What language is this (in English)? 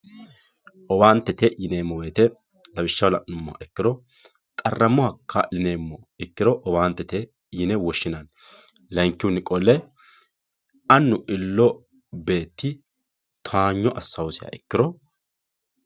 Sidamo